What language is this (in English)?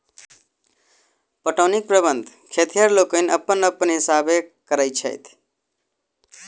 Maithili